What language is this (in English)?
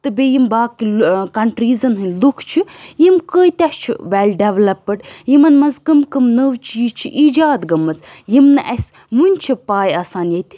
Kashmiri